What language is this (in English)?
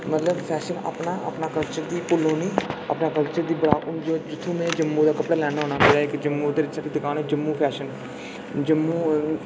Dogri